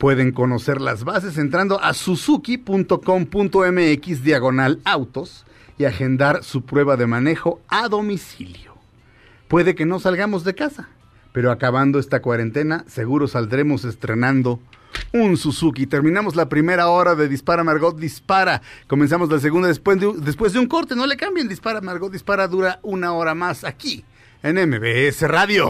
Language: Spanish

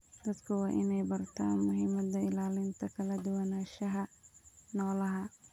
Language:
Somali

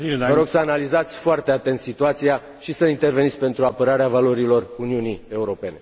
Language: Romanian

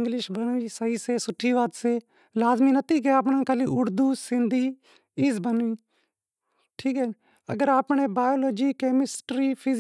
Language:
Wadiyara Koli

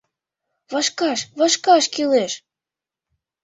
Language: Mari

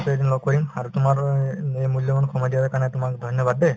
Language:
Assamese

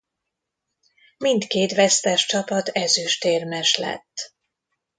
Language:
Hungarian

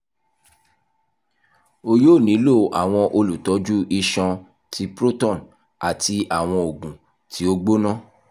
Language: Yoruba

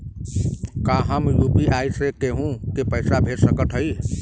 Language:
Bhojpuri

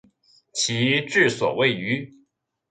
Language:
Chinese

